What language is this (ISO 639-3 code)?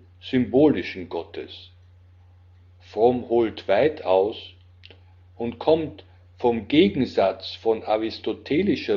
deu